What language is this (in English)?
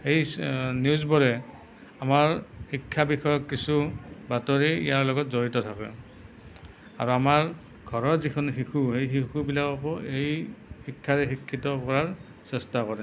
Assamese